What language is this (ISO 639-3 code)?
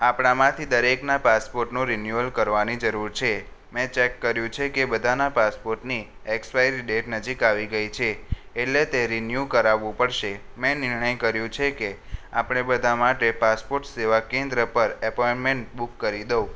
guj